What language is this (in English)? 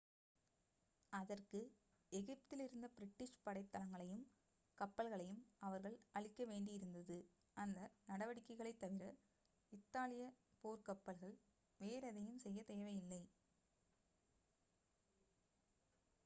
Tamil